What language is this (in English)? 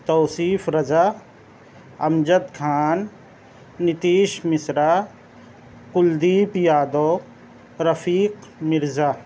Urdu